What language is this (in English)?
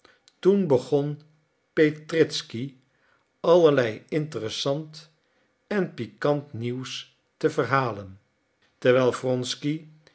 Dutch